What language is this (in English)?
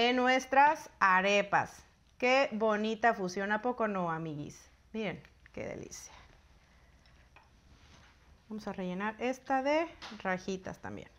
Spanish